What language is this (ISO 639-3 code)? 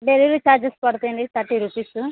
tel